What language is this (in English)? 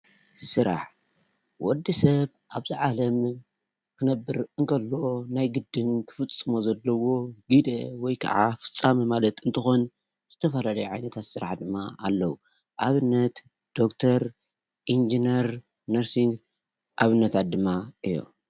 Tigrinya